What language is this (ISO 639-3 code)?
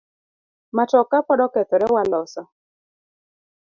luo